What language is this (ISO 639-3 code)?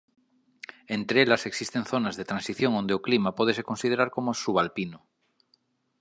glg